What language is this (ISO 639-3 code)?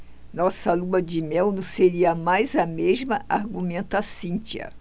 por